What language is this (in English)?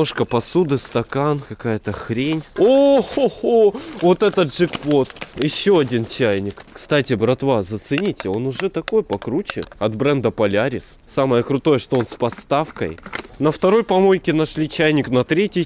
Russian